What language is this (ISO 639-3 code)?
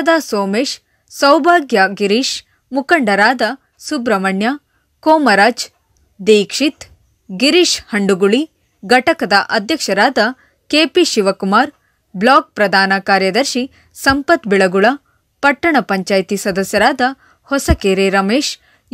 hin